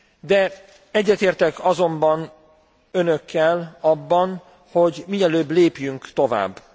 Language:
Hungarian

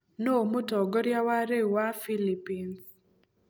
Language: Kikuyu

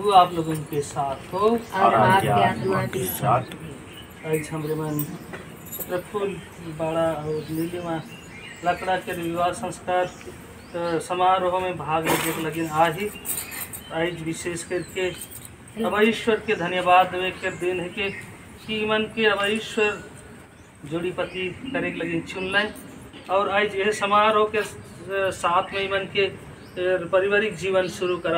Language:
Hindi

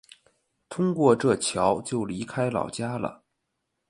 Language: Chinese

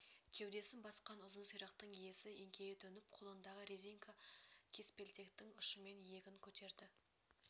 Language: Kazakh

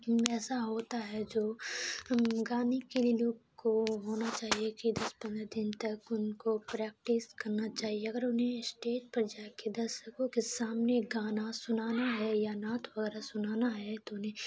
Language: Urdu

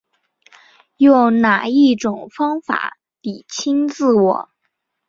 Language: Chinese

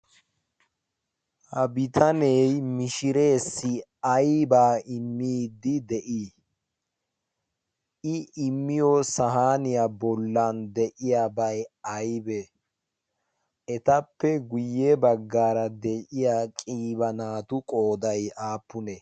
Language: Wolaytta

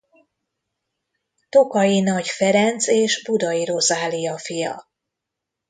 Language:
Hungarian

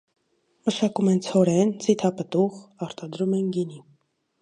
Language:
Armenian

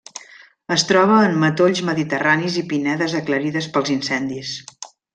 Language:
Catalan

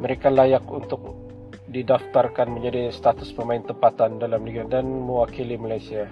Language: Malay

